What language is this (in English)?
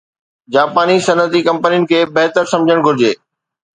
Sindhi